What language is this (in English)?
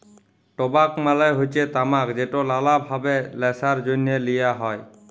Bangla